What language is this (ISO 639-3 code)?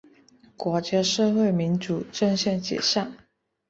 zho